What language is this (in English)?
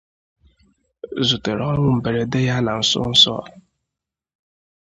Igbo